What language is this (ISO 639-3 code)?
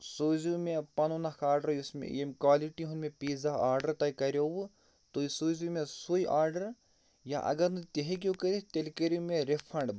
kas